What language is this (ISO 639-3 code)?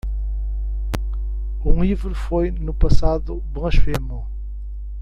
por